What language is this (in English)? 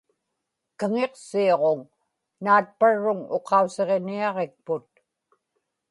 Inupiaq